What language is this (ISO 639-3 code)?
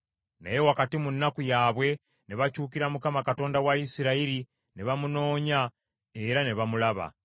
lug